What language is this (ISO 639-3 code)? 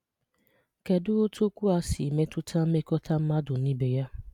ibo